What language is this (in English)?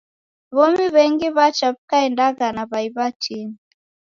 Taita